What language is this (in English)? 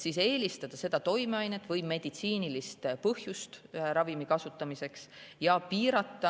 Estonian